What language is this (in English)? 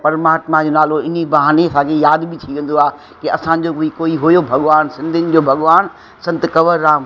Sindhi